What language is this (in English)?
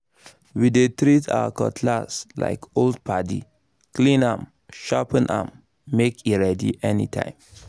Nigerian Pidgin